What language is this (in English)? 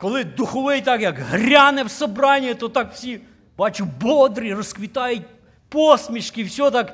Ukrainian